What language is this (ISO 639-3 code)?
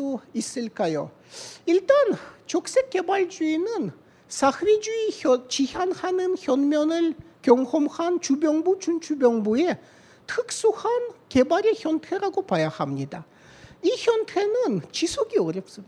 kor